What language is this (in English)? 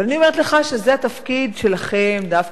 Hebrew